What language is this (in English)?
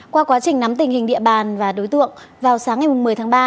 Vietnamese